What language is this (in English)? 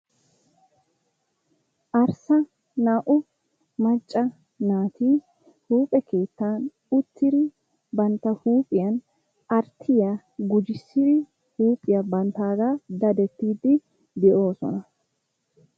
Wolaytta